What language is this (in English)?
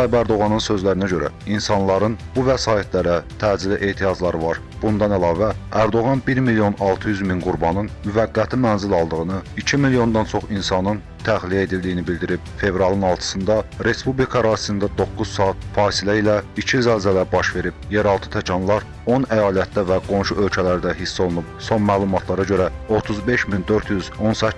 Turkish